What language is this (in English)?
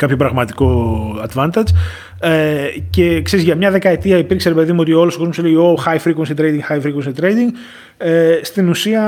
Greek